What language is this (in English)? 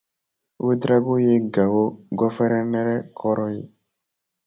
Dyula